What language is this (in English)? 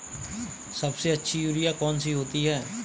Hindi